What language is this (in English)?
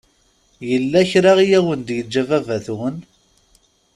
Kabyle